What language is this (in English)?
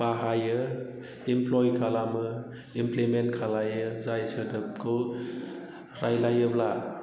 Bodo